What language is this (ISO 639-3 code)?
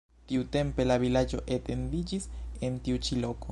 epo